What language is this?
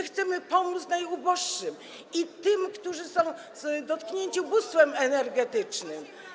Polish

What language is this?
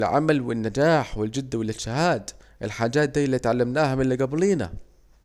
Saidi Arabic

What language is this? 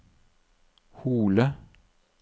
Norwegian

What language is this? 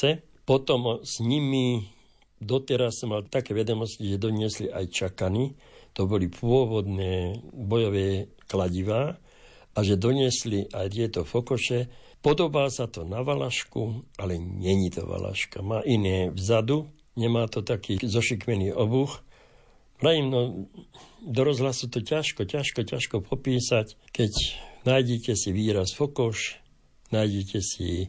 Slovak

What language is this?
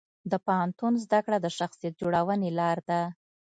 Pashto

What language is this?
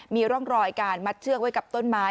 Thai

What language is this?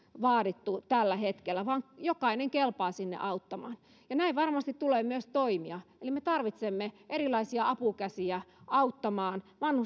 Finnish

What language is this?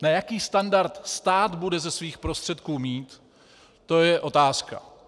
Czech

